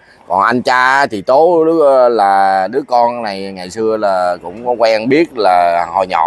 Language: Vietnamese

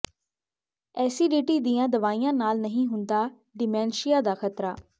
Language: Punjabi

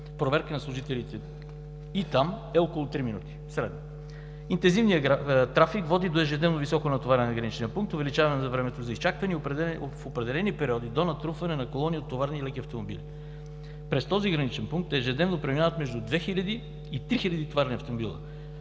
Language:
Bulgarian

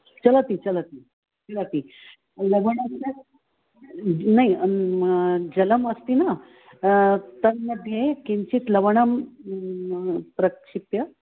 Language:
Sanskrit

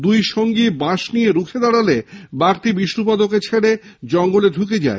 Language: Bangla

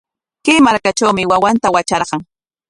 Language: Corongo Ancash Quechua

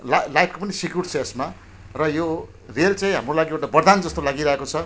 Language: Nepali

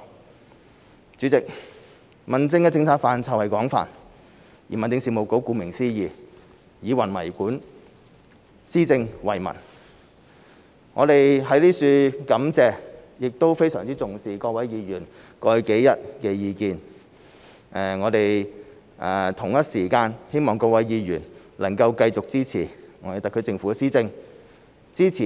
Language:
Cantonese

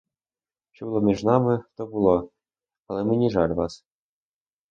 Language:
Ukrainian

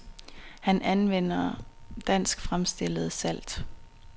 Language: Danish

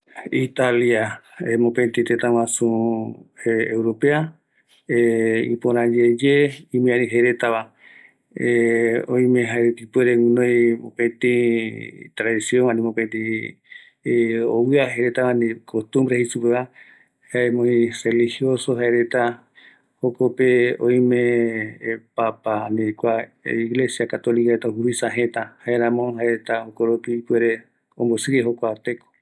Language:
Eastern Bolivian Guaraní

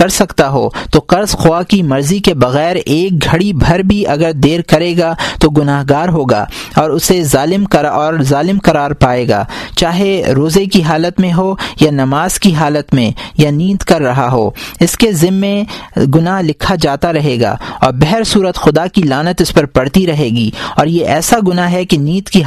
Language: Urdu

